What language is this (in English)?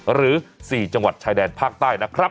Thai